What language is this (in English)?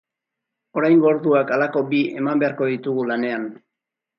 Basque